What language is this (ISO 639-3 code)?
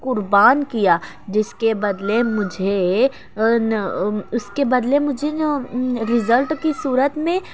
urd